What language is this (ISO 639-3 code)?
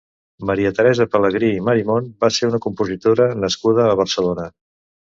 cat